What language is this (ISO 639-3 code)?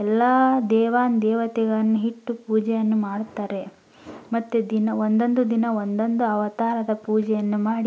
kan